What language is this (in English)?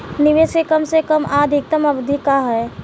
Bhojpuri